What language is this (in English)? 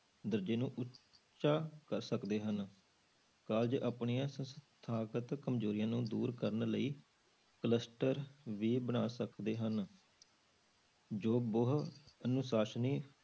Punjabi